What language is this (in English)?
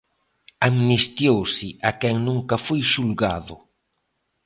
Galician